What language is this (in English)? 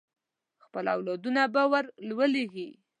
Pashto